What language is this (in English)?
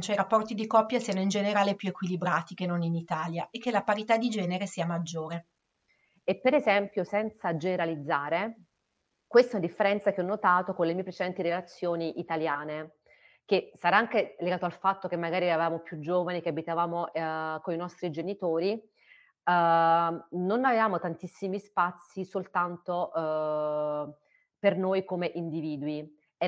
Italian